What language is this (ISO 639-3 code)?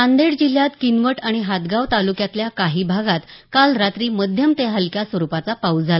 mar